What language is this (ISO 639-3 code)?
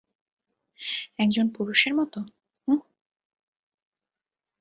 ben